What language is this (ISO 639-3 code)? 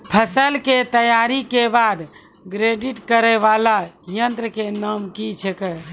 mai